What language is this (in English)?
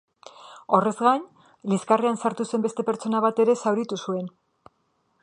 Basque